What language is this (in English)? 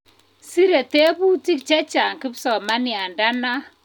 Kalenjin